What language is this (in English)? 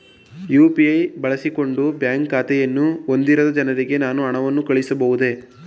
Kannada